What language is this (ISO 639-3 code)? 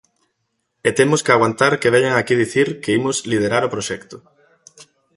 glg